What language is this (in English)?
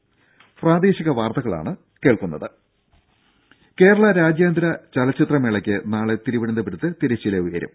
Malayalam